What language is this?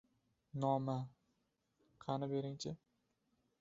Uzbek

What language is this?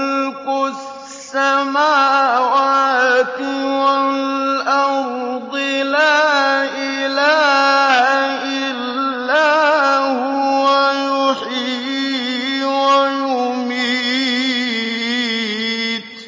Arabic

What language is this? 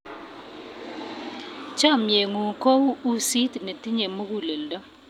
Kalenjin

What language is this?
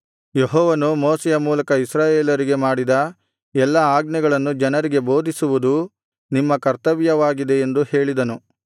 Kannada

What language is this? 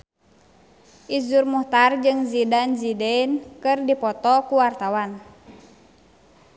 Sundanese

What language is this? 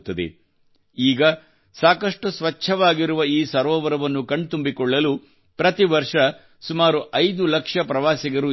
Kannada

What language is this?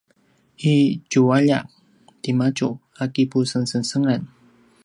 Paiwan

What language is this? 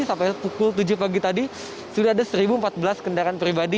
Indonesian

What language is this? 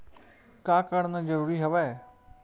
Chhattisgarhi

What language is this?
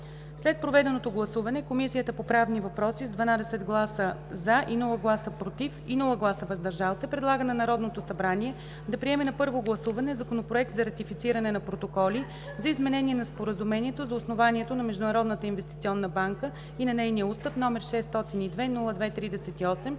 Bulgarian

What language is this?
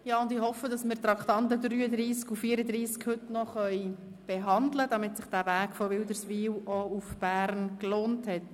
Swiss German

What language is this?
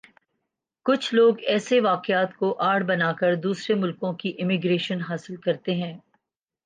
Urdu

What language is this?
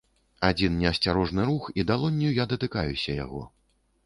Belarusian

